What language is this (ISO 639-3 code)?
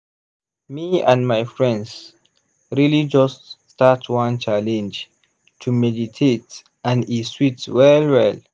pcm